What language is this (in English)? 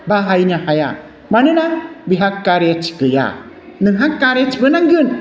Bodo